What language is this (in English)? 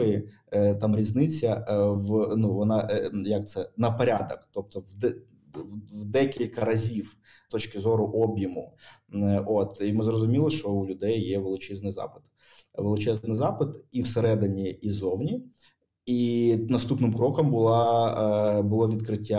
Ukrainian